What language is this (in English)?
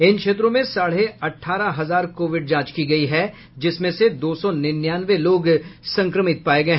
Hindi